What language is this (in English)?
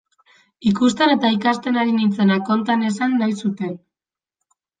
Basque